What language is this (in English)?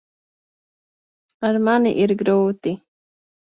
Latvian